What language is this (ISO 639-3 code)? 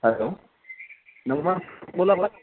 mar